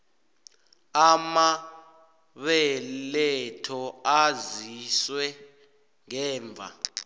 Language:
South Ndebele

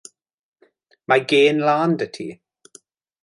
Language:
Welsh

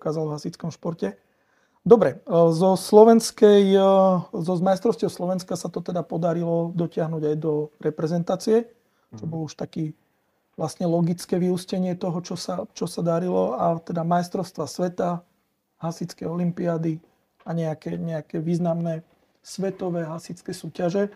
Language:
Slovak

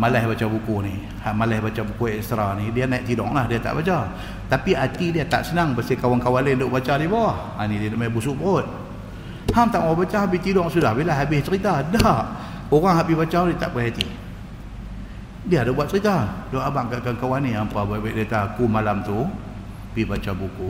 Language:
Malay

